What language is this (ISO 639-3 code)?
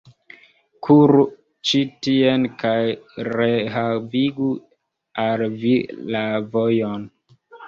epo